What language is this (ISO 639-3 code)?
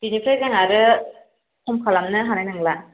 brx